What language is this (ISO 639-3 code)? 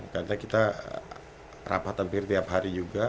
ind